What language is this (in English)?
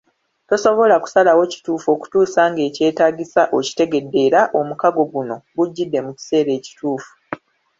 Ganda